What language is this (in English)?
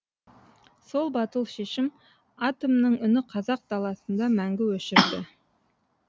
Kazakh